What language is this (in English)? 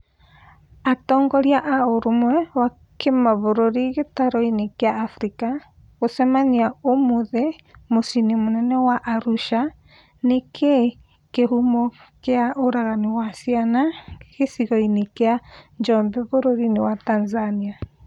Kikuyu